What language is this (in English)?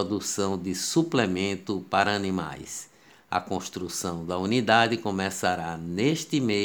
Portuguese